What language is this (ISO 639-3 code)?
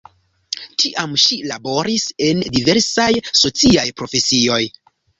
epo